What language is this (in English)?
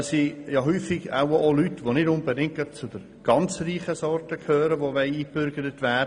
Swiss German